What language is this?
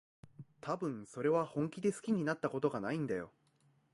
Japanese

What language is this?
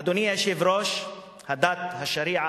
Hebrew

